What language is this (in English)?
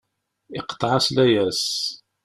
Kabyle